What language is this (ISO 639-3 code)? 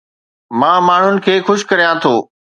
snd